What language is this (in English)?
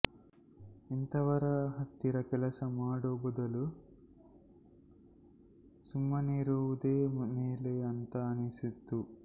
Kannada